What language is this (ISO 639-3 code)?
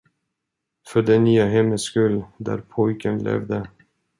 swe